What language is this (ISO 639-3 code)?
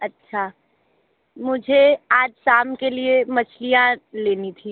hin